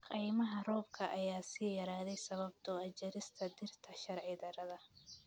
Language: Somali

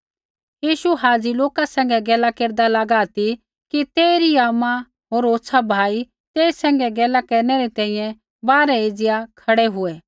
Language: Kullu Pahari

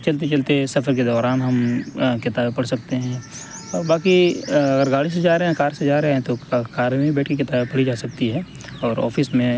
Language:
Urdu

